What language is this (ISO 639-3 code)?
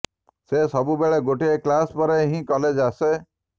ori